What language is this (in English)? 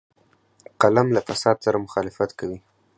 Pashto